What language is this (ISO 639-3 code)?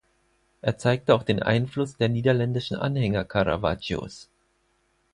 deu